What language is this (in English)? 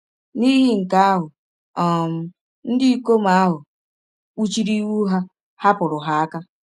Igbo